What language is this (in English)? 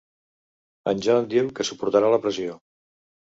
Catalan